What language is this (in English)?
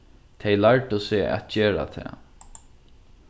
Faroese